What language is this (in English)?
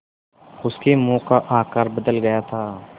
Hindi